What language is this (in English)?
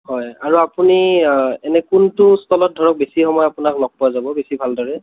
Assamese